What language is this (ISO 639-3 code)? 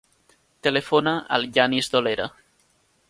cat